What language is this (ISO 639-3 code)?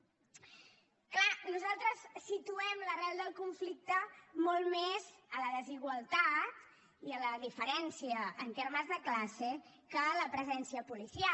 cat